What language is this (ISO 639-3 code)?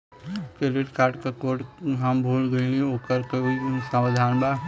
bho